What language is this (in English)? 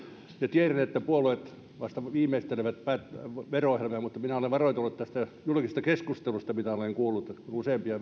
Finnish